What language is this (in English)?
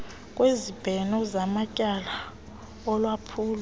Xhosa